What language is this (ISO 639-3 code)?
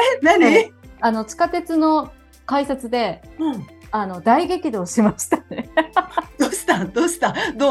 jpn